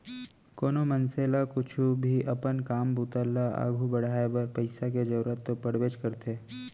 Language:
Chhattisgarhi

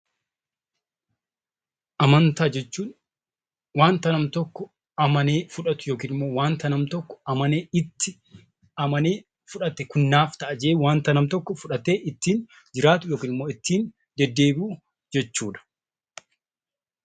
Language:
Oromo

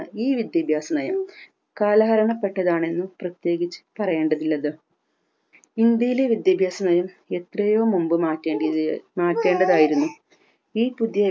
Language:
Malayalam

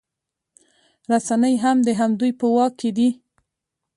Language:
Pashto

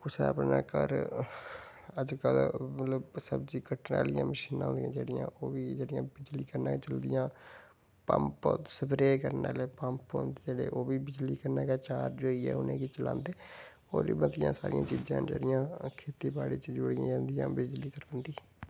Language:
Dogri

